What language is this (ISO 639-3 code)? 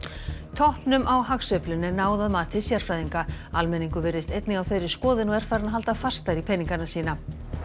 isl